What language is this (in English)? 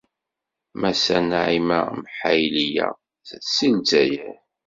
Kabyle